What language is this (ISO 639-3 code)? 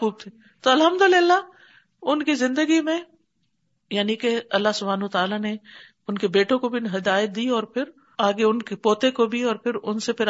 urd